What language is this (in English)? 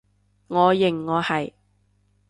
Cantonese